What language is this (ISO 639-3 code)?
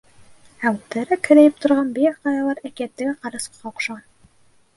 bak